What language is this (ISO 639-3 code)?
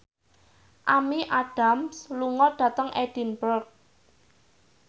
jav